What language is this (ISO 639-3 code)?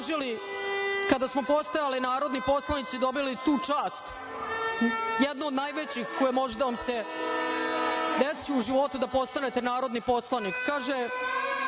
srp